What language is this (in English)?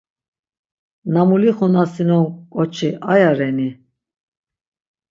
Laz